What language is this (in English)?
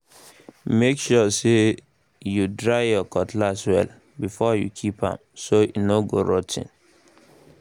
Nigerian Pidgin